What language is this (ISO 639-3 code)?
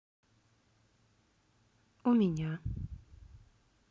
rus